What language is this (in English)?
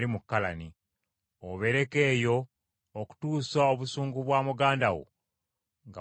Ganda